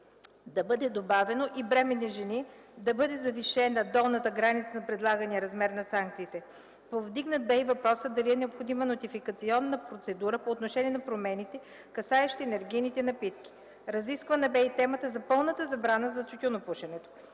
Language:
Bulgarian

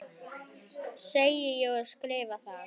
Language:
Icelandic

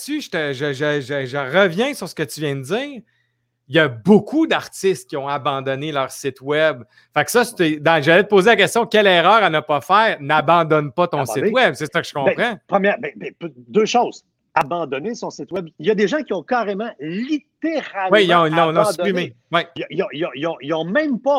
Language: French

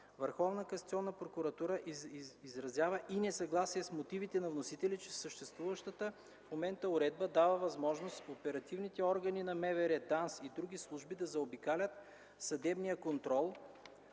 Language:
Bulgarian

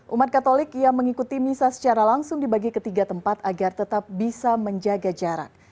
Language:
Indonesian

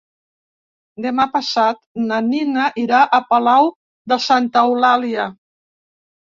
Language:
Catalan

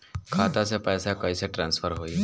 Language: Bhojpuri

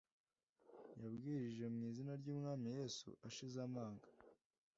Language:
Kinyarwanda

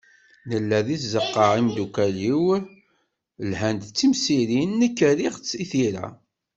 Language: Kabyle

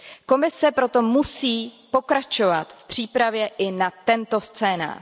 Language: Czech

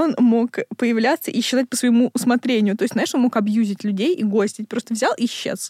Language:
Russian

